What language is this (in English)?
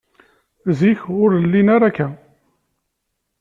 Kabyle